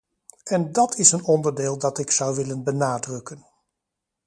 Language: Dutch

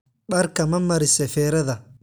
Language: Somali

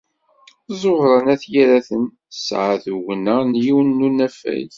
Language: Kabyle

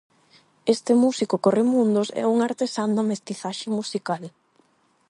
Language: Galician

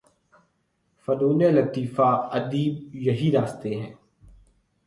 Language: Urdu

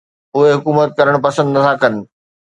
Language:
Sindhi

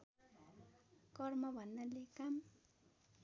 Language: Nepali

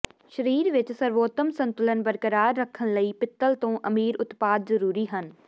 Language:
Punjabi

